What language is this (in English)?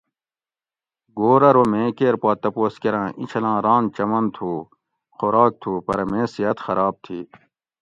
Gawri